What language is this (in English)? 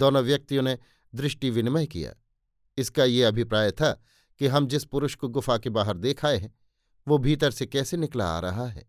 Hindi